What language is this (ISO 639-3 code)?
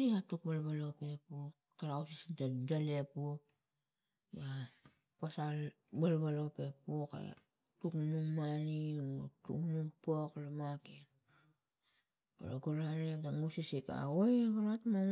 tgc